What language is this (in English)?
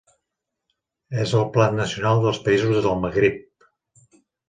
Catalan